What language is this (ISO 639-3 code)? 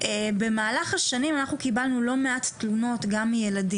heb